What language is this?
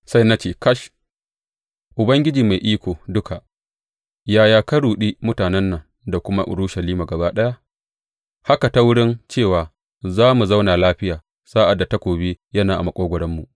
Hausa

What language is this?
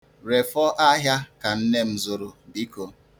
Igbo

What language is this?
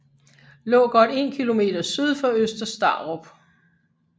Danish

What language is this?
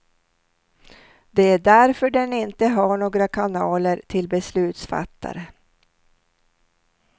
Swedish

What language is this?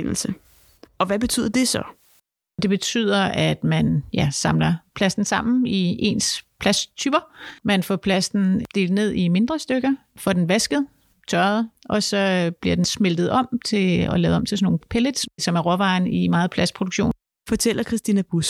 Danish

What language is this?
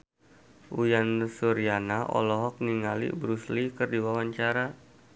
Sundanese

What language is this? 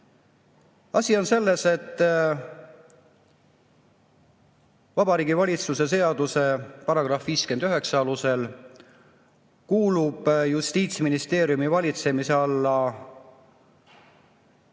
Estonian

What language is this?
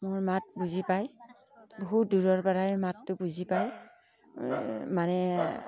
Assamese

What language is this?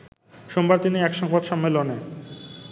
Bangla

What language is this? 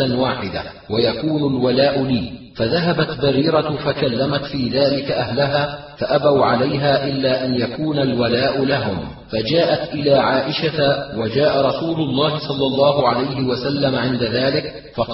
Arabic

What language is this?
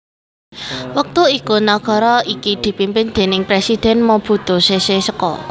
Javanese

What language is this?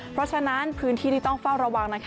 Thai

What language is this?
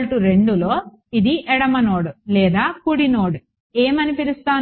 Telugu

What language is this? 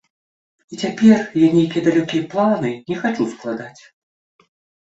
Belarusian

